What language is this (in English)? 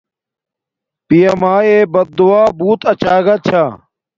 Domaaki